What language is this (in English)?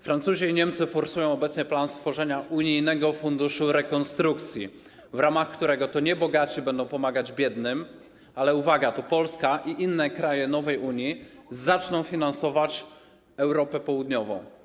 Polish